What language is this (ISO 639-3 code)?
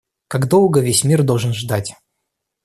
rus